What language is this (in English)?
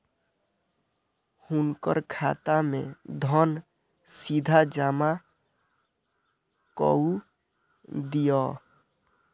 Maithili